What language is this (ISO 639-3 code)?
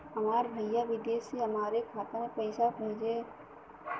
bho